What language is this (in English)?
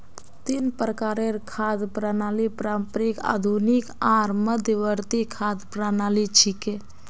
Magahi